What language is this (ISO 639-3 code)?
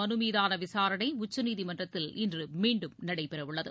tam